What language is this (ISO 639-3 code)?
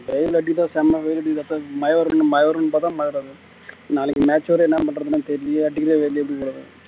tam